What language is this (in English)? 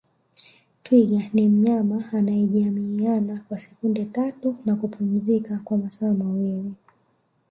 Swahili